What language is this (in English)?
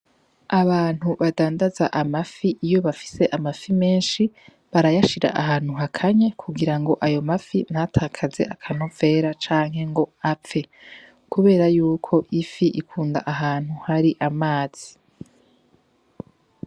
Rundi